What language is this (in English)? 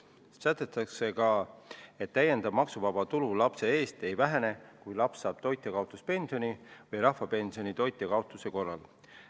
Estonian